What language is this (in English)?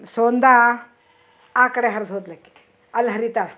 Kannada